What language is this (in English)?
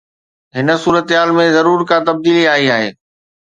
Sindhi